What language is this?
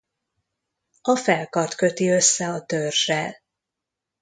Hungarian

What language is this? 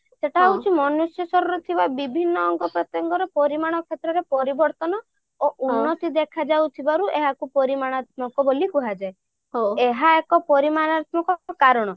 Odia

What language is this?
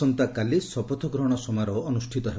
Odia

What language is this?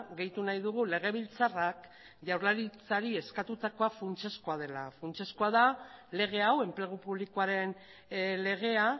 Basque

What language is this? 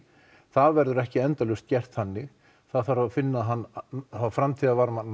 Icelandic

